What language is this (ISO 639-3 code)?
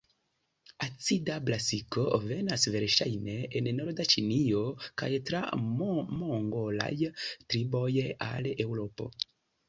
epo